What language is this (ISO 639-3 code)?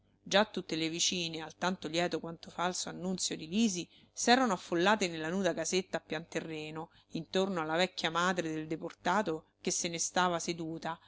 ita